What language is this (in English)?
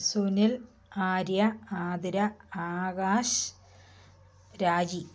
Malayalam